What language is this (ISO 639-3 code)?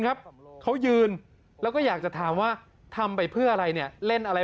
tha